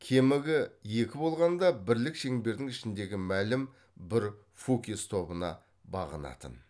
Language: Kazakh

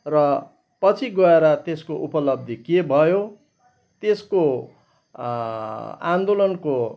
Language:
Nepali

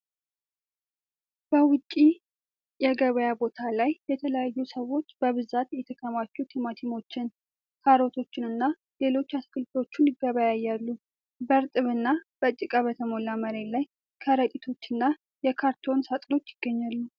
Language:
Amharic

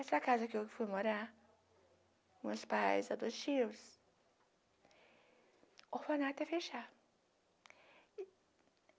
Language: Portuguese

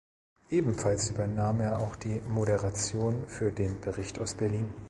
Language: German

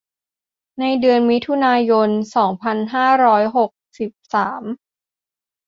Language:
Thai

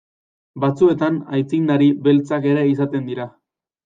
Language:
Basque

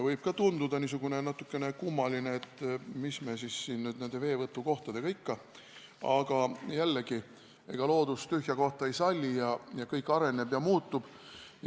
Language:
Estonian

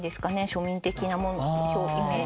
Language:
Japanese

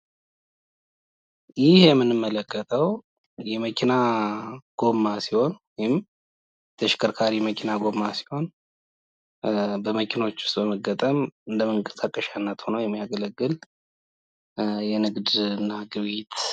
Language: Amharic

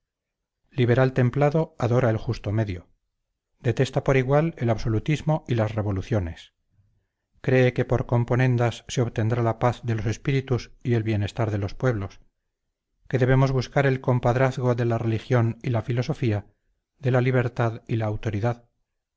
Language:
Spanish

